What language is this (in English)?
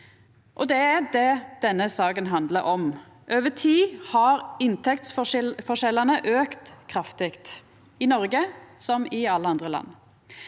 Norwegian